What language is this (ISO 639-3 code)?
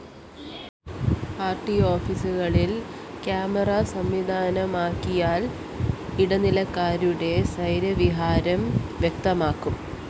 mal